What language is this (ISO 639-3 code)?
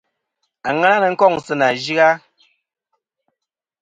bkm